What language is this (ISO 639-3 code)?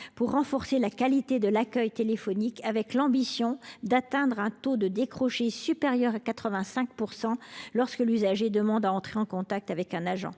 fra